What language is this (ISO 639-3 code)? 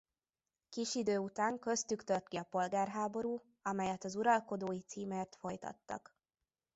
hun